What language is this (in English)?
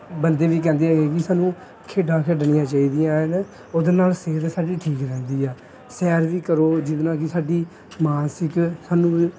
Punjabi